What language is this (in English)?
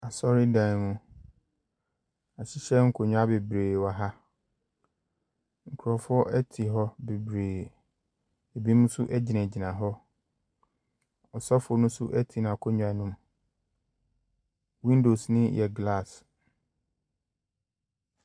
Akan